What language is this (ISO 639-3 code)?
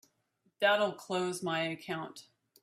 eng